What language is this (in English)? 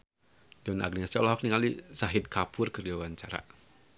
Sundanese